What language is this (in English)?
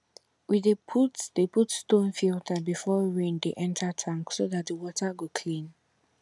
Nigerian Pidgin